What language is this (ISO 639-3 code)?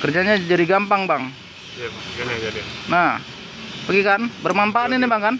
ind